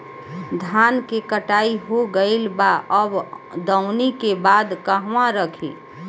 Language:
Bhojpuri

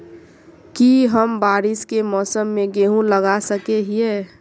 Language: Magahi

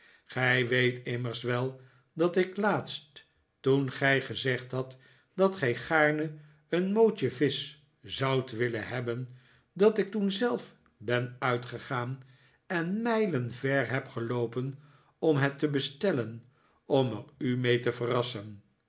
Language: Dutch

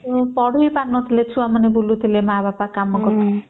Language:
Odia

